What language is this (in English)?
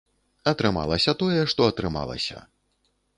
Belarusian